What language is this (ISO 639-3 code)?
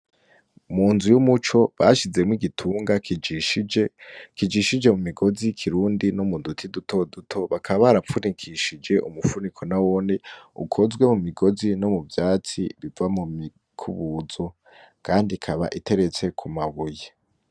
run